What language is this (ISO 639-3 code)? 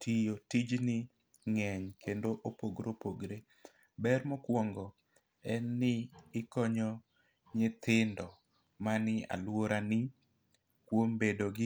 luo